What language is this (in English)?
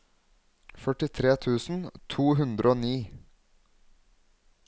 Norwegian